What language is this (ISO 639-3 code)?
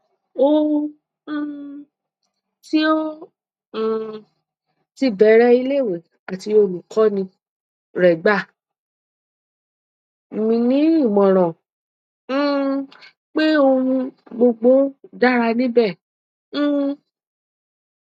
yor